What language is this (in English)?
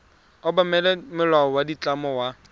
Tswana